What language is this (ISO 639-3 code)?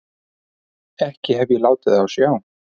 isl